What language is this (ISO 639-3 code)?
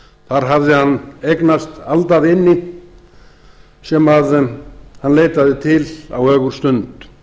isl